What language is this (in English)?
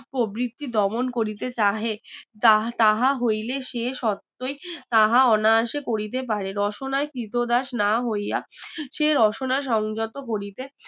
Bangla